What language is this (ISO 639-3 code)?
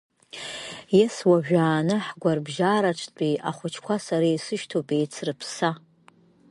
abk